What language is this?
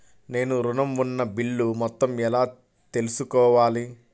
Telugu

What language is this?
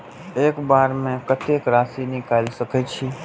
Maithili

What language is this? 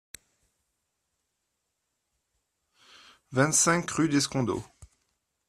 French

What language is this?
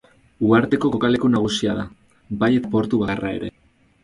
Basque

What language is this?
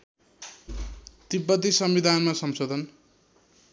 Nepali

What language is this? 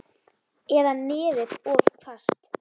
Icelandic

